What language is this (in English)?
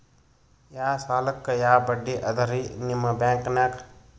Kannada